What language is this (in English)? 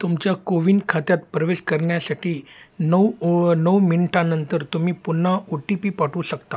Marathi